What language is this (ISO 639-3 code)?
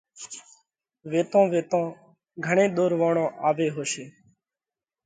kvx